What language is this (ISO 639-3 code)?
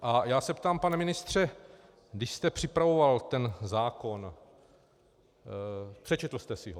ces